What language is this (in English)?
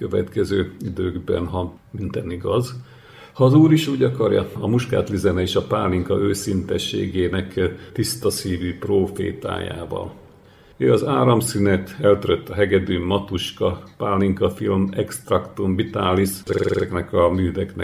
Hungarian